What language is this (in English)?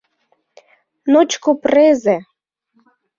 Mari